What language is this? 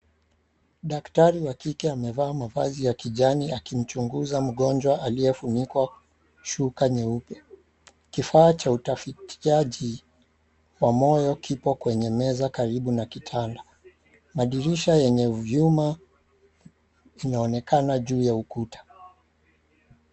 Swahili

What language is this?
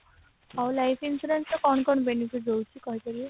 Odia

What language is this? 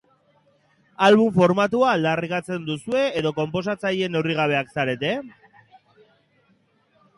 Basque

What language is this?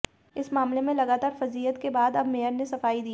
Hindi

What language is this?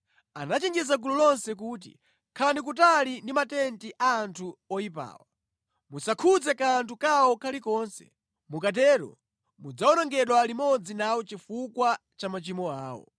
Nyanja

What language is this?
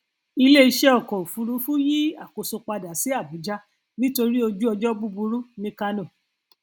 Yoruba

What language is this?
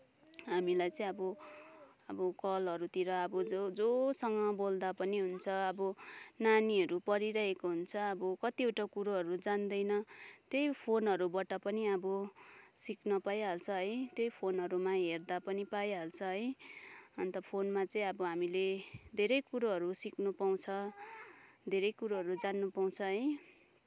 Nepali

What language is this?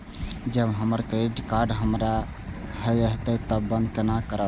Maithili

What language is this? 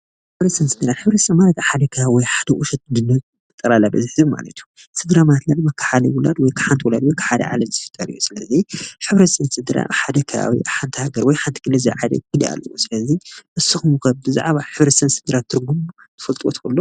Tigrinya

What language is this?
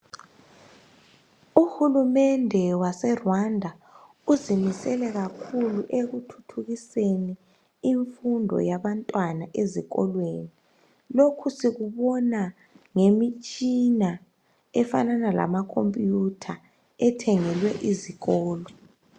North Ndebele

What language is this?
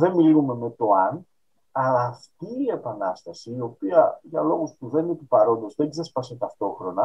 Greek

